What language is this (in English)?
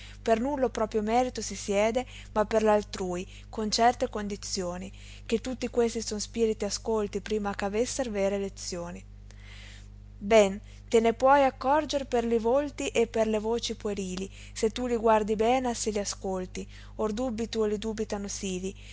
Italian